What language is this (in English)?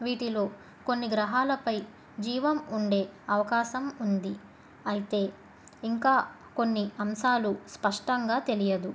Telugu